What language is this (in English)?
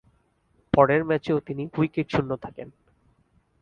Bangla